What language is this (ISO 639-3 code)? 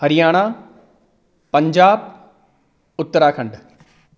san